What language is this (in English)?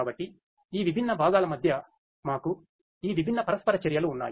Telugu